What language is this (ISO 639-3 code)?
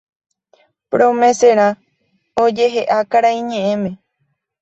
grn